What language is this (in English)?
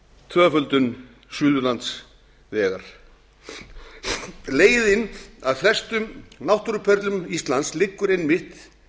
Icelandic